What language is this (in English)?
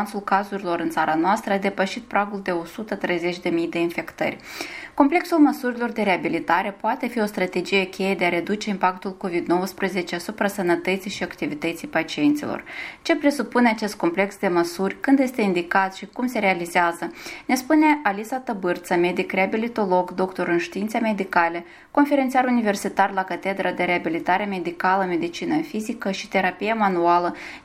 Romanian